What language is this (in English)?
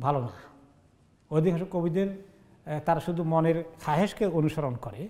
Arabic